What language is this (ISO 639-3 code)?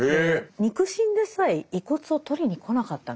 jpn